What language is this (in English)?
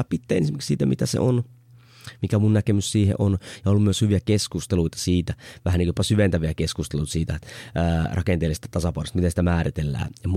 Finnish